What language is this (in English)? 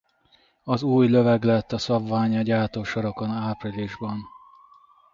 Hungarian